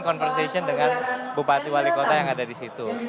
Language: Indonesian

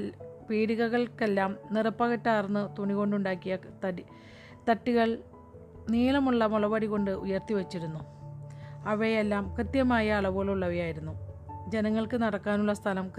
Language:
Malayalam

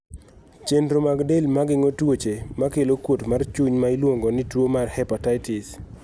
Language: Luo (Kenya and Tanzania)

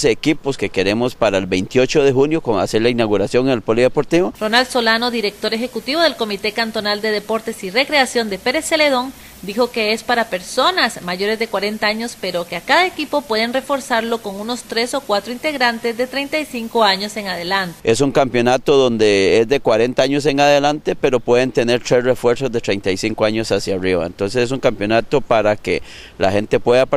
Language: Spanish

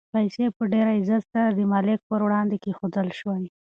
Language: Pashto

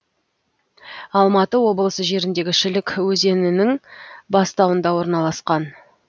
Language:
Kazakh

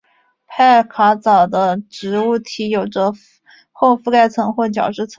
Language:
Chinese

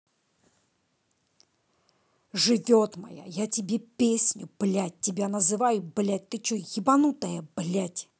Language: Russian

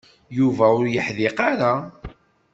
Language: Kabyle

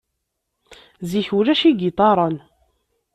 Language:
Kabyle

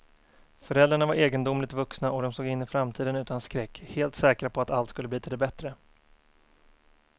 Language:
Swedish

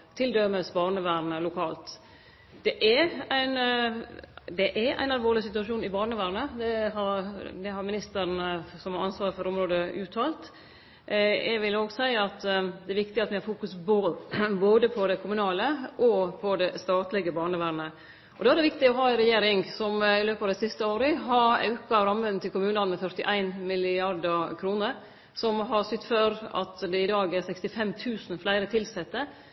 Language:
Norwegian Nynorsk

